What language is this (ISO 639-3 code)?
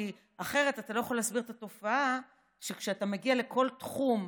heb